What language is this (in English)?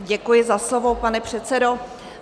Czech